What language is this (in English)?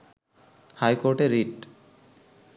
Bangla